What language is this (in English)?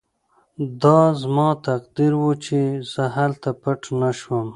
Pashto